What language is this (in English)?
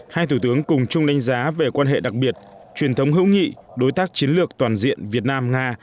Vietnamese